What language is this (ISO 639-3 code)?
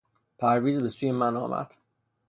fas